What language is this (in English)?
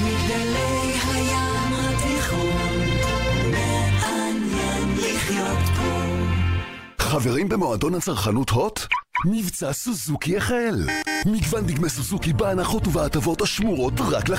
Hebrew